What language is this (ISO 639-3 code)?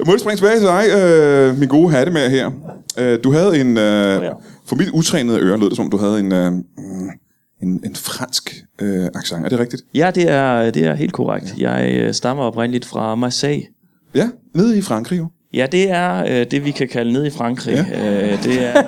dan